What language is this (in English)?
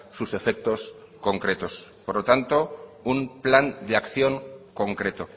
Spanish